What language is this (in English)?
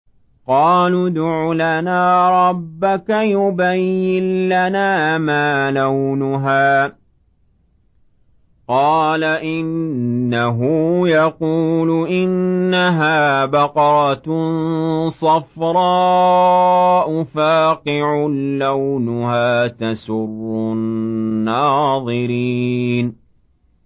Arabic